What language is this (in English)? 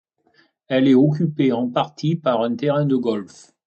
French